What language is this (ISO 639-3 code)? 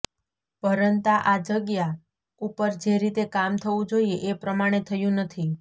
guj